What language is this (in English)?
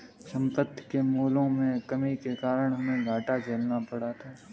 Hindi